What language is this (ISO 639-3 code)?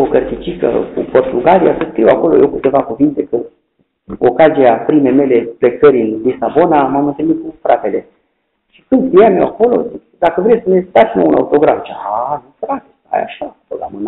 ron